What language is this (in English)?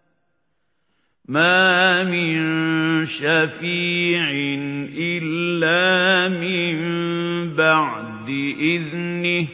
Arabic